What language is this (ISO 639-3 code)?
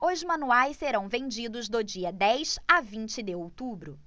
por